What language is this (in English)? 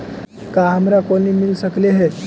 Magahi